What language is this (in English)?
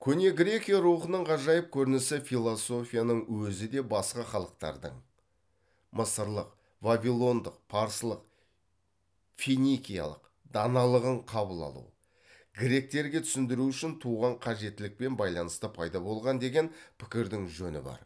Kazakh